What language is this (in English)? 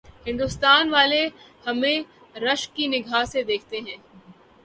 Urdu